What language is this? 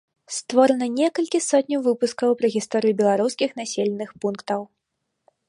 Belarusian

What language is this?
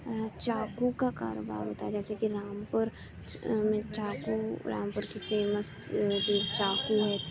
Urdu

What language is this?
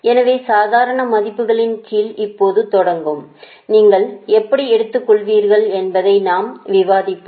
Tamil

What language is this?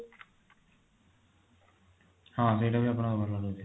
Odia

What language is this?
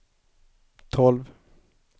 Swedish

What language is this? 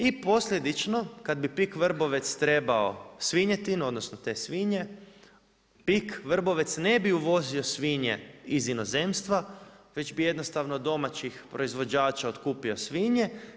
Croatian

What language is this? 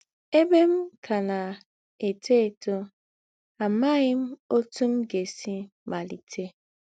Igbo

